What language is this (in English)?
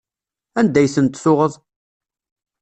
Kabyle